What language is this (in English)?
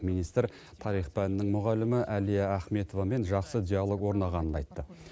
Kazakh